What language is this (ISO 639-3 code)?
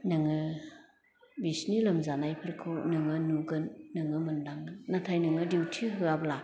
brx